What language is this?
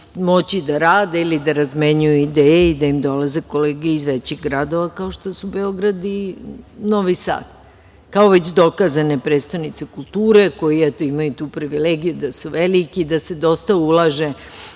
Serbian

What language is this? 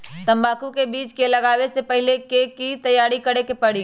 Magahi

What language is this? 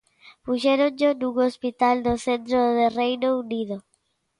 Galician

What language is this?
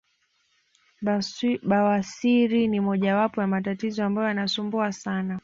Swahili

